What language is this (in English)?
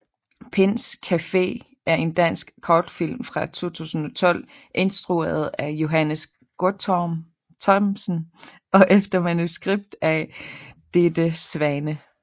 Danish